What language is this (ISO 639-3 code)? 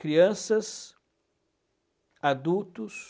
por